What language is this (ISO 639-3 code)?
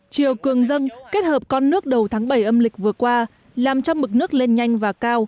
vie